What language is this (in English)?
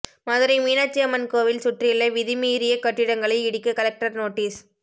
Tamil